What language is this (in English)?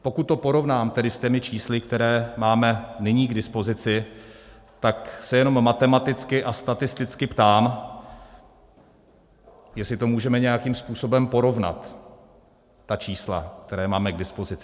Czech